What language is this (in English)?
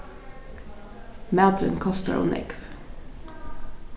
Faroese